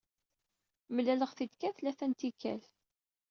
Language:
Kabyle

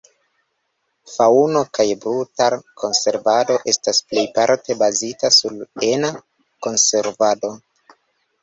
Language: Esperanto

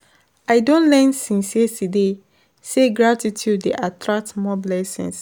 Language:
Nigerian Pidgin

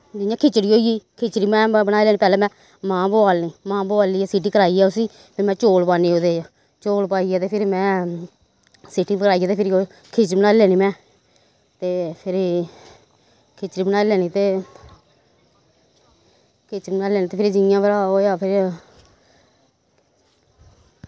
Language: Dogri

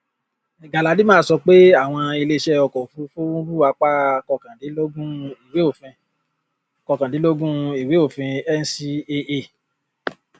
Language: Yoruba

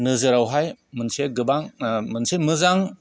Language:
Bodo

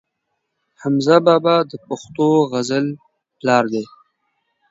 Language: Pashto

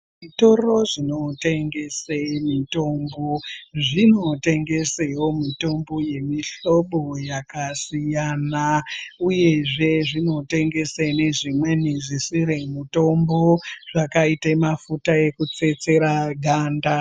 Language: Ndau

